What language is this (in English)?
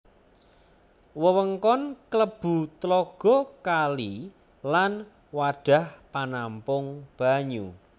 Javanese